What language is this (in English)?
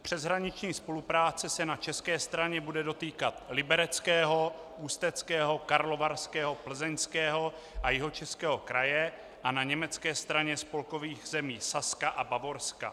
Czech